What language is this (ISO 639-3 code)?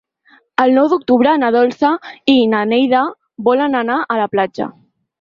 cat